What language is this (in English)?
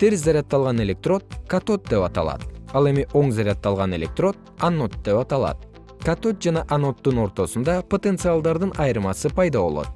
Kyrgyz